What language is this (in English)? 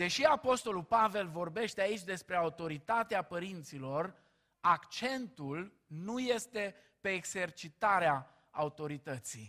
Romanian